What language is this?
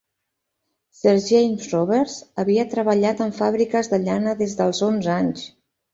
Catalan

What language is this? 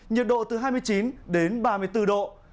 Vietnamese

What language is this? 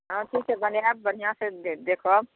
Maithili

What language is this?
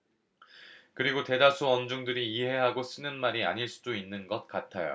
Korean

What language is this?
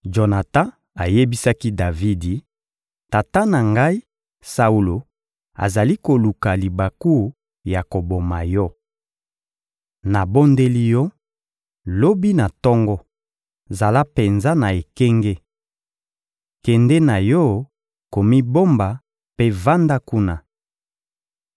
Lingala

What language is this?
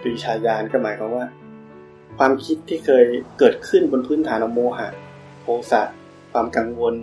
Thai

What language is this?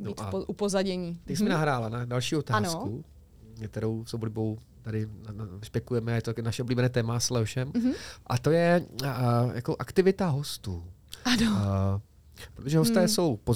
Czech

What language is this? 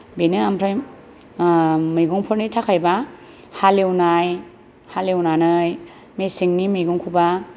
Bodo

